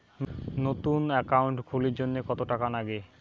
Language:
Bangla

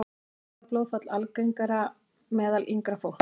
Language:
Icelandic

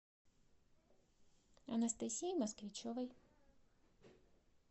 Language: Russian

